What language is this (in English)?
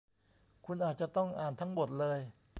Thai